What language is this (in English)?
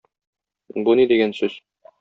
Tatar